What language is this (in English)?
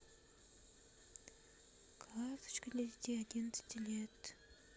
Russian